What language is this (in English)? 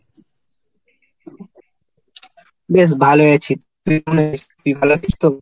Bangla